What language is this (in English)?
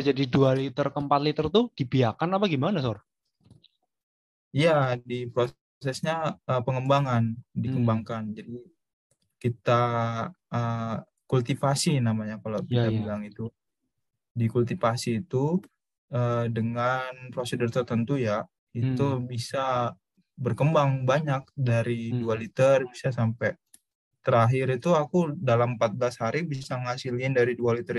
Indonesian